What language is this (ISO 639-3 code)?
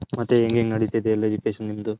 kan